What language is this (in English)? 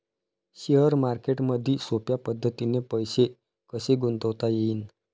Marathi